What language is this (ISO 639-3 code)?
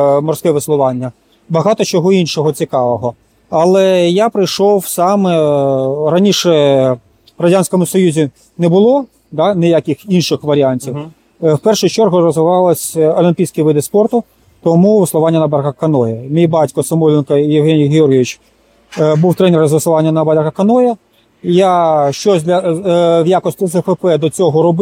ukr